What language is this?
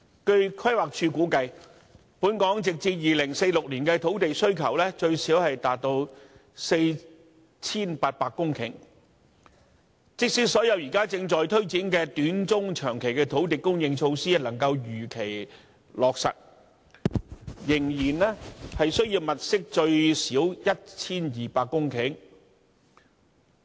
Cantonese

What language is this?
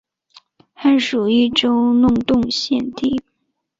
Chinese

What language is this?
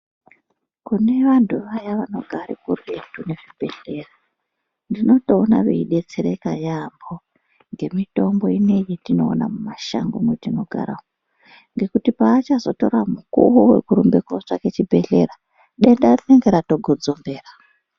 Ndau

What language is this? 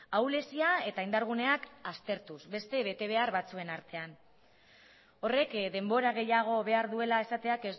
Basque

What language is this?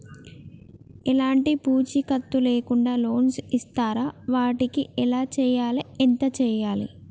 Telugu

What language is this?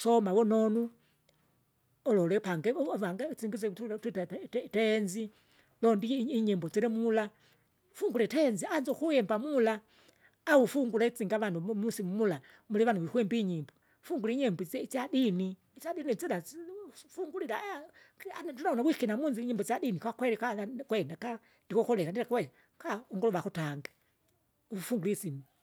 Kinga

